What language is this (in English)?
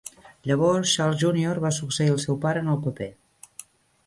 Catalan